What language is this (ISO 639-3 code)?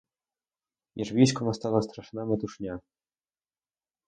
ukr